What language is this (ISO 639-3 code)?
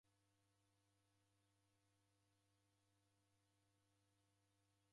dav